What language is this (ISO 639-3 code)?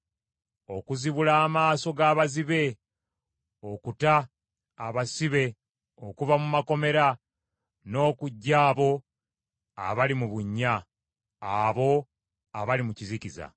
lug